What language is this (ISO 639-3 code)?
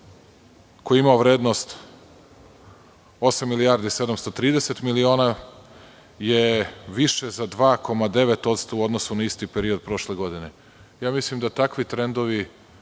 srp